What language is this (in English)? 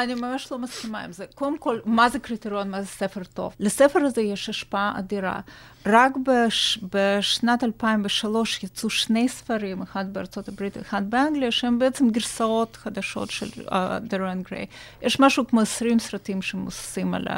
Hebrew